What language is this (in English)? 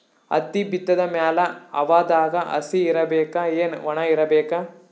Kannada